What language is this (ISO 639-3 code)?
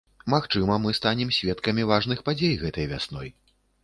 bel